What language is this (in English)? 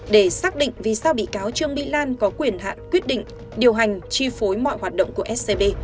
Vietnamese